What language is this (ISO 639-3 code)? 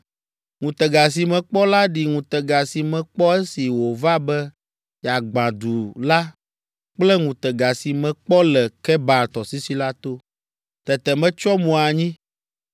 ewe